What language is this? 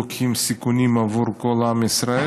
Hebrew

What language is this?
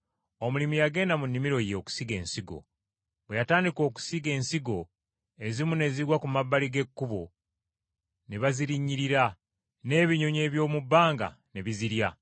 Ganda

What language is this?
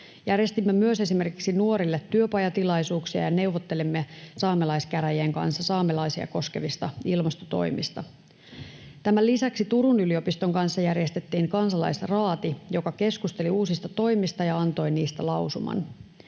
Finnish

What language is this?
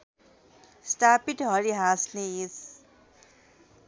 Nepali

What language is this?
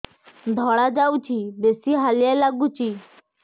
Odia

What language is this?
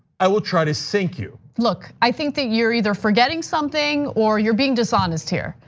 English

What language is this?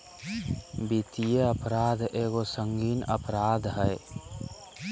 Magahi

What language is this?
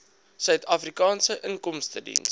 Afrikaans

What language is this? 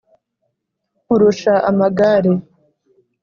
Kinyarwanda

